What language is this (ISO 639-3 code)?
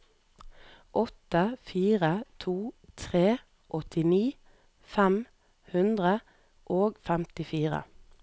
nor